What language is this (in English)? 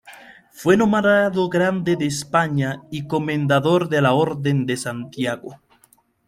Spanish